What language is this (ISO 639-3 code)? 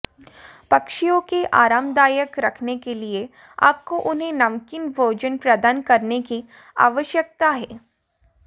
hin